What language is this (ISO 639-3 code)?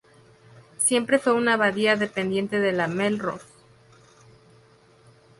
spa